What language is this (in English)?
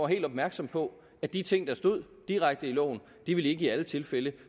Danish